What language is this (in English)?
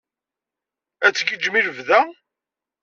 Kabyle